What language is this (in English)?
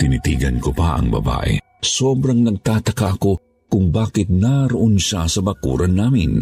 Filipino